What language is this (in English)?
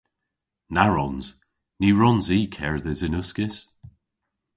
Cornish